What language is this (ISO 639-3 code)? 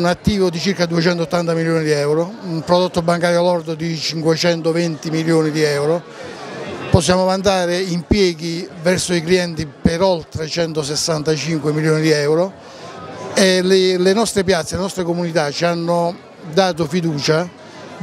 ita